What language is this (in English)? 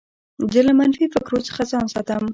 Pashto